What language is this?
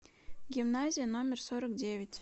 Russian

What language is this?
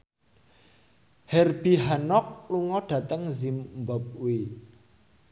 Javanese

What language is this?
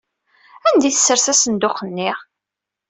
Kabyle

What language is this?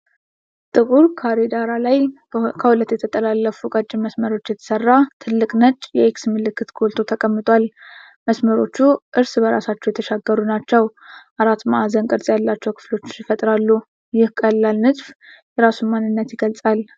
Amharic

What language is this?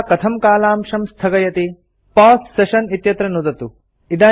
Sanskrit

